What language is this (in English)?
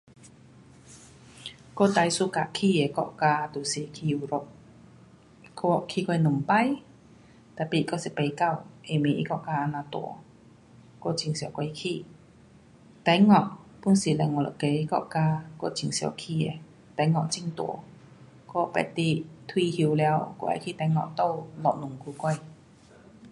Pu-Xian Chinese